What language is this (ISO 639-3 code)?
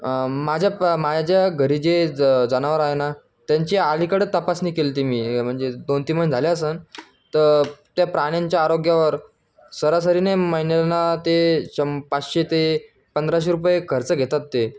mar